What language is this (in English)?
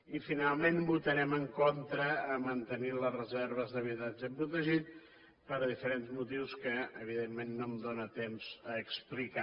Catalan